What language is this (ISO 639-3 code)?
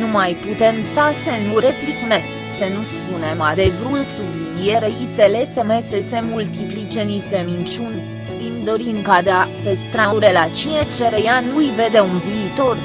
ron